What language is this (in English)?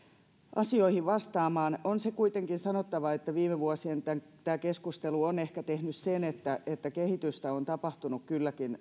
Finnish